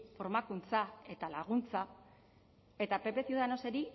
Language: Basque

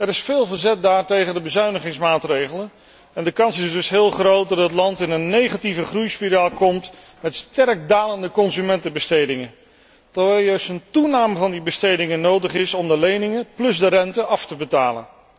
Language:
Dutch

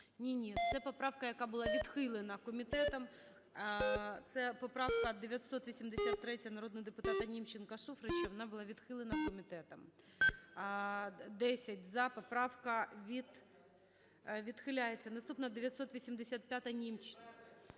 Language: Ukrainian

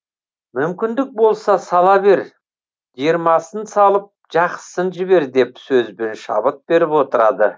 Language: Kazakh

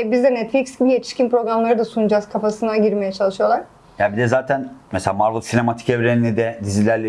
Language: Turkish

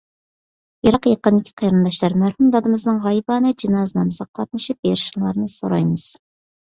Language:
Uyghur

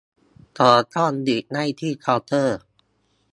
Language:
Thai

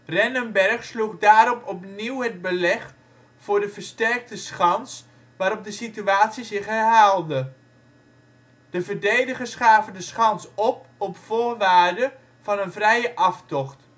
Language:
Dutch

